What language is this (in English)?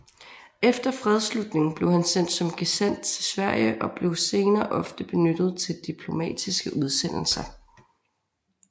Danish